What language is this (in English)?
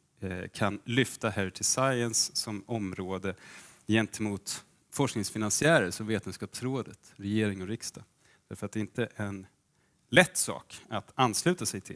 Swedish